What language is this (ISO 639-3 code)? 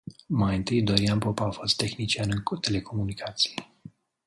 ron